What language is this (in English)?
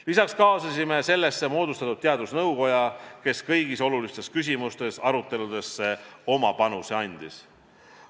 Estonian